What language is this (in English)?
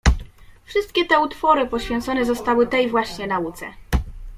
Polish